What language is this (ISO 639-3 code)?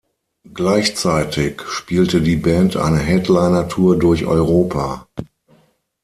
deu